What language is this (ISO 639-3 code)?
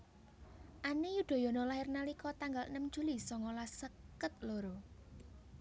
jav